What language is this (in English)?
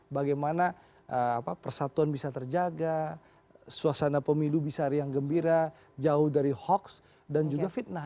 Indonesian